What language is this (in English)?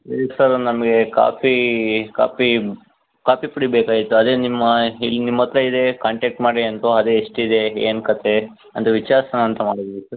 Kannada